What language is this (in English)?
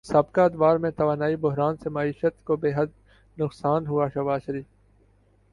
Urdu